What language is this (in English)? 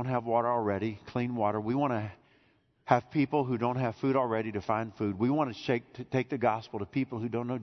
English